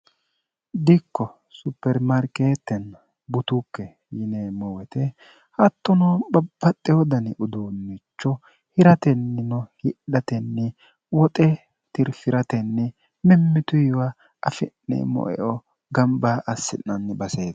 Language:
Sidamo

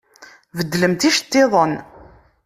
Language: Kabyle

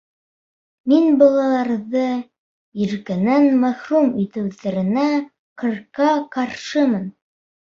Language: Bashkir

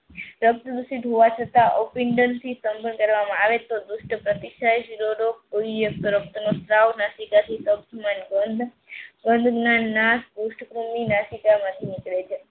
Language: Gujarati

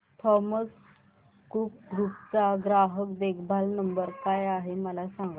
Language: Marathi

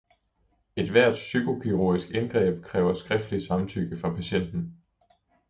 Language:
Danish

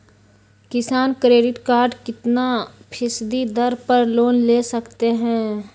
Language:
Magahi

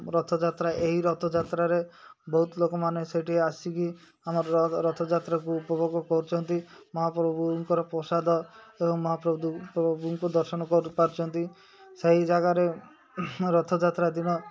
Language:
Odia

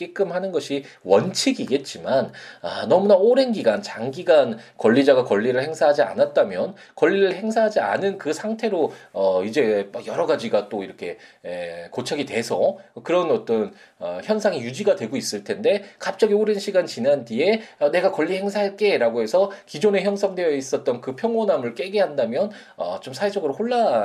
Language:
Korean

